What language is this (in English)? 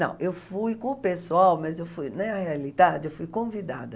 Portuguese